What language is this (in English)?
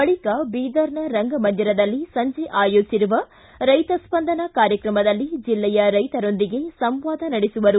Kannada